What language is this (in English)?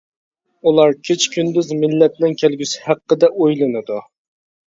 Uyghur